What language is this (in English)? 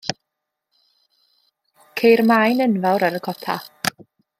Welsh